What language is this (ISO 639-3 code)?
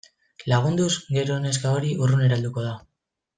eus